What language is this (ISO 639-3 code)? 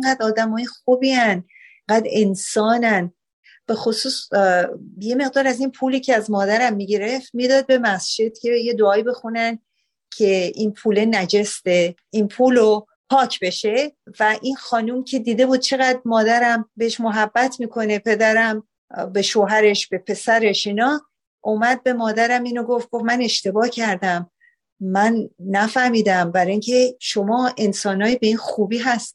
fas